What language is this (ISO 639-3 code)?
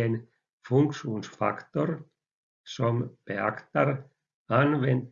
swe